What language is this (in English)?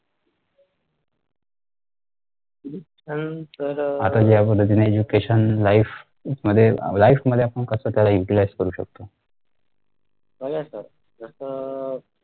Marathi